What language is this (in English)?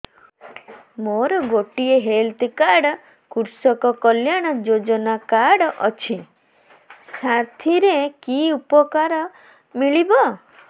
Odia